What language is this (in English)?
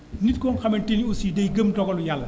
Wolof